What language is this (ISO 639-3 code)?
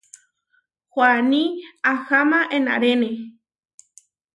var